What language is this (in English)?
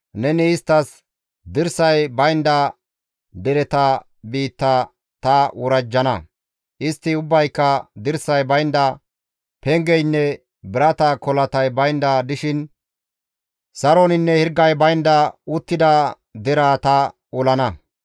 Gamo